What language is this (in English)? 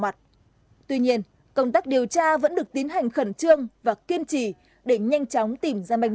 Vietnamese